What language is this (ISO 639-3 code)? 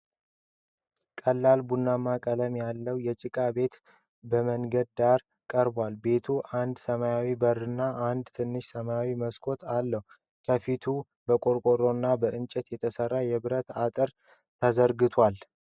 amh